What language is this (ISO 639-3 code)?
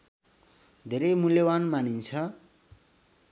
nep